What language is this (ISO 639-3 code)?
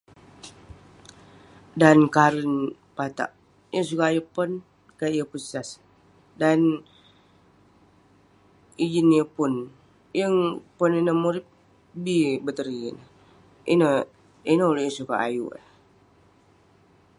pne